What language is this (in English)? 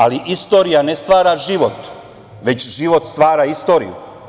Serbian